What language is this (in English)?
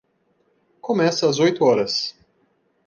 Portuguese